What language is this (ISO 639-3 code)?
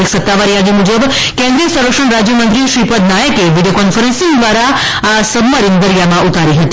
guj